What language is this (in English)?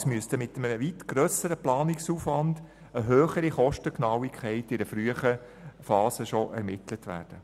Swiss German